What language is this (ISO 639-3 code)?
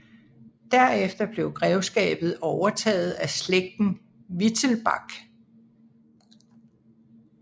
dan